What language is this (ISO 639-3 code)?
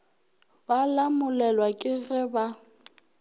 nso